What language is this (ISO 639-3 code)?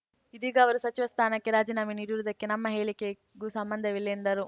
kan